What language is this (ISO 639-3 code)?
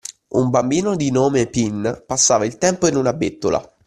ita